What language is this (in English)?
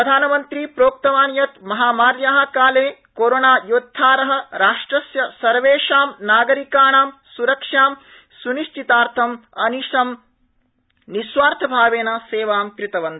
Sanskrit